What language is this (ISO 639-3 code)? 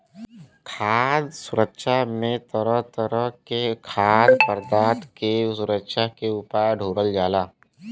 bho